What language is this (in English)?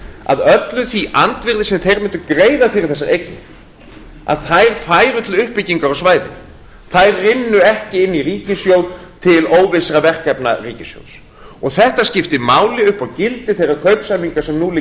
Icelandic